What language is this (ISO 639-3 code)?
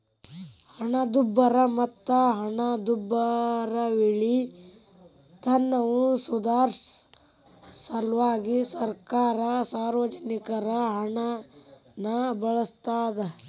kan